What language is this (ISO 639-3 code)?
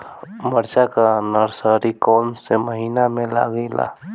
bho